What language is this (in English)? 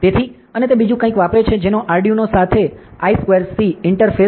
Gujarati